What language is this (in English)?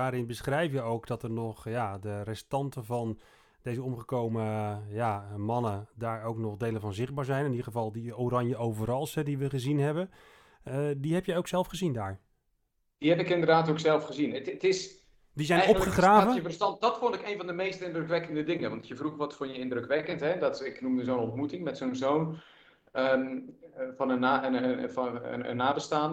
Dutch